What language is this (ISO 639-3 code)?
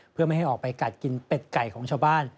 tha